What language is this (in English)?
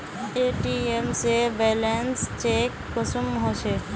Magahi